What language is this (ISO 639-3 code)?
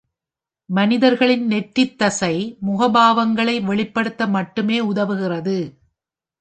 tam